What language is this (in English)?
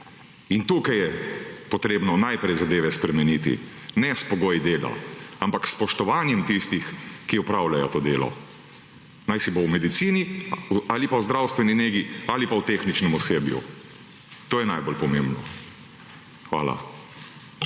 Slovenian